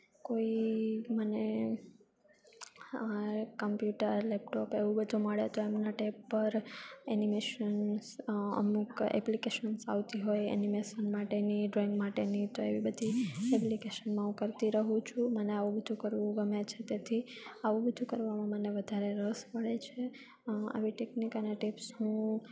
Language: Gujarati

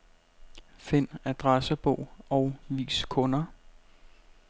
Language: Danish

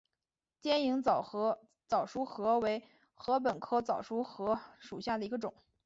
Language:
Chinese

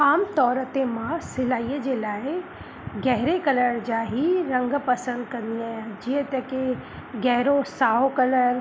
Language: Sindhi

